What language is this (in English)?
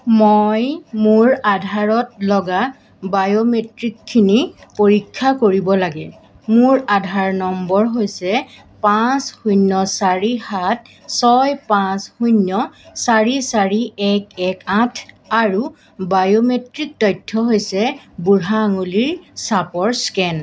Assamese